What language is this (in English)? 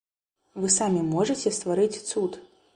Belarusian